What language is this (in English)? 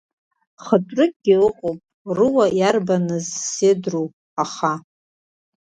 Abkhazian